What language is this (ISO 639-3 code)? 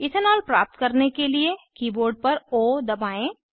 hin